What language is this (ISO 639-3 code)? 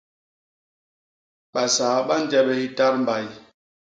bas